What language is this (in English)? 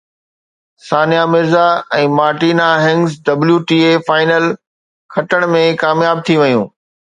Sindhi